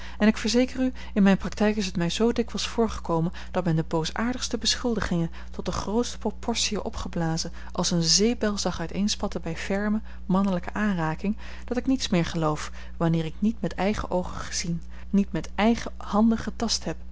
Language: Dutch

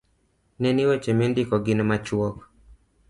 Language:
Luo (Kenya and Tanzania)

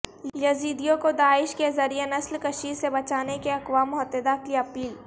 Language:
Urdu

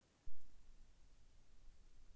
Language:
Russian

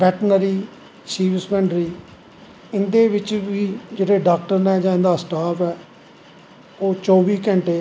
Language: Dogri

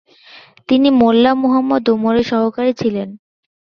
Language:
Bangla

